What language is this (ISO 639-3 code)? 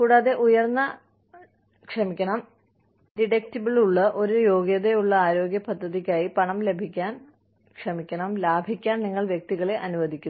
mal